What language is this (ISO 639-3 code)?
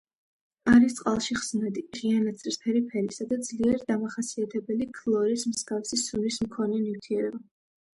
kat